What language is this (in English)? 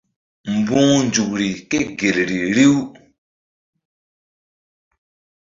Mbum